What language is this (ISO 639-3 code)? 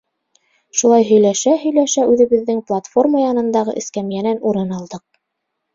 bak